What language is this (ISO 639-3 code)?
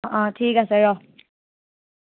asm